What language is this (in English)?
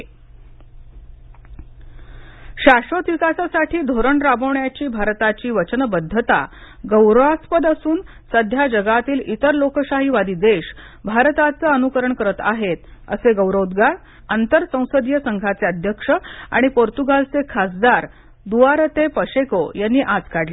Marathi